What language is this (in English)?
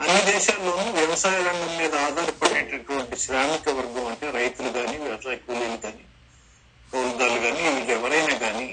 Telugu